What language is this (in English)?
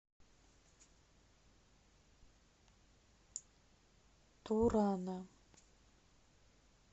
Russian